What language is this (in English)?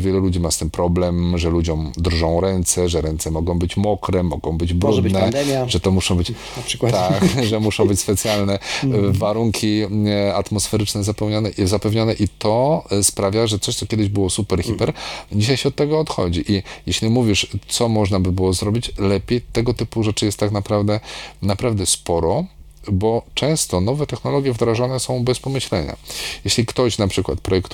Polish